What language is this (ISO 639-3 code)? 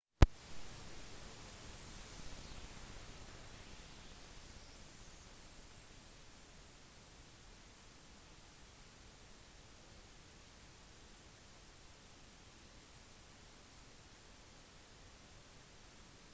nob